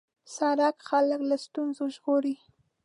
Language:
Pashto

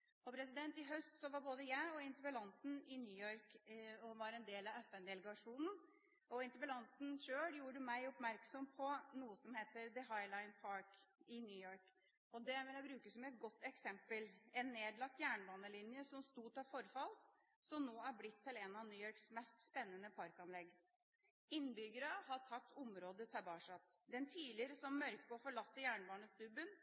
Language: Norwegian Bokmål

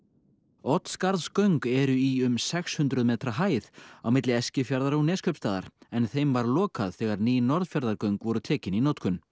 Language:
Icelandic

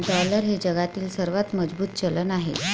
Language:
Marathi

